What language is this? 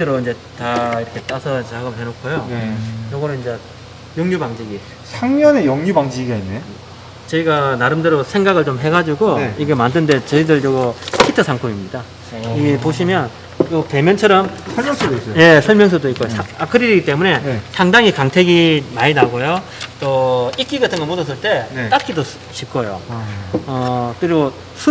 Korean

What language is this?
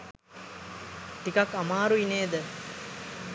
Sinhala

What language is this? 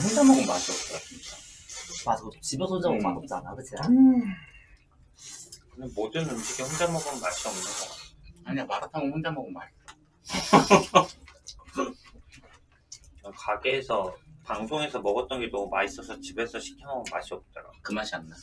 Korean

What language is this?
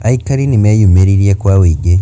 Kikuyu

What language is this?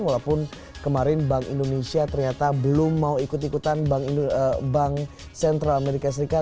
Indonesian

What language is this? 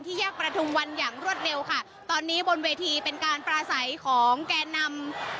Thai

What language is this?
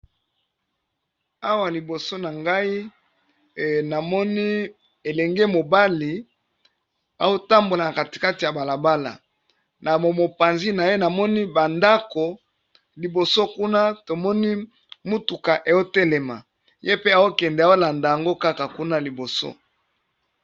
Lingala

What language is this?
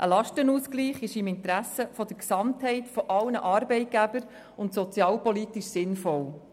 Swiss German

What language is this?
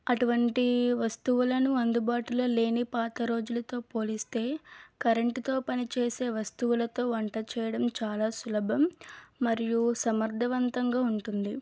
Telugu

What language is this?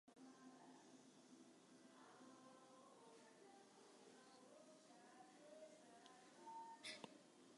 Western Frisian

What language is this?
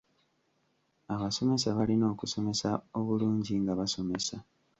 Ganda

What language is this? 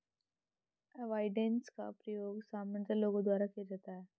Hindi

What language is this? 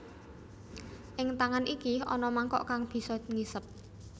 Javanese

